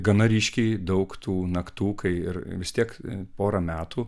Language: Lithuanian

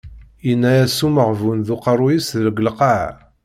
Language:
Kabyle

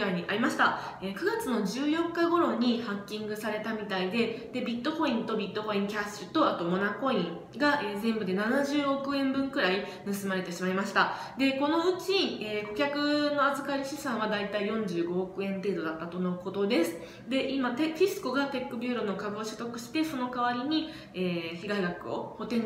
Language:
Japanese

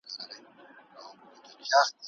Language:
Pashto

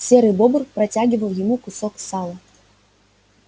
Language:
Russian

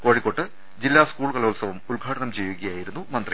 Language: Malayalam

